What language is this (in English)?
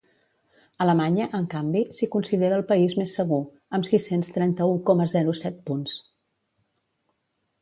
Catalan